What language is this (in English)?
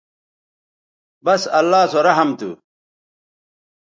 Bateri